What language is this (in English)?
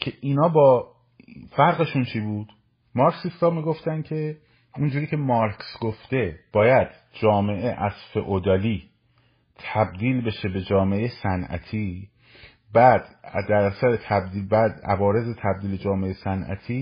Persian